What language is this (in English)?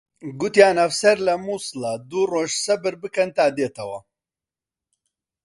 Central Kurdish